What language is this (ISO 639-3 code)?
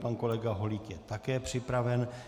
ces